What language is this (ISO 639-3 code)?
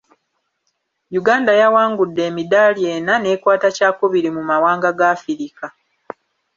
lug